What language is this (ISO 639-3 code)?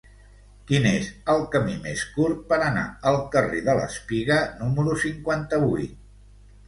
cat